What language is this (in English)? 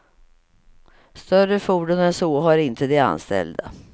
Swedish